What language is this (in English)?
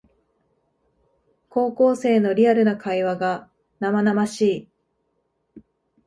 Japanese